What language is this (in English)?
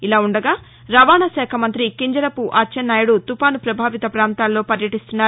Telugu